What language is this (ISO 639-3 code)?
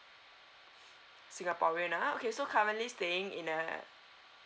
eng